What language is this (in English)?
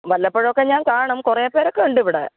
Malayalam